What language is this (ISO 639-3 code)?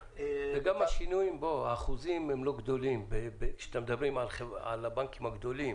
heb